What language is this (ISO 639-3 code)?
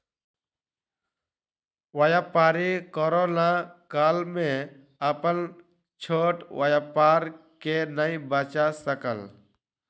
mai